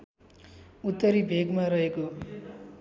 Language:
Nepali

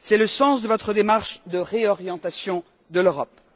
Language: French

